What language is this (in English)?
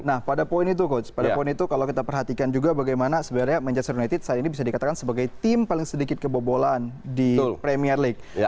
Indonesian